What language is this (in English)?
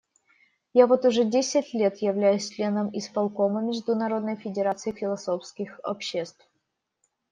Russian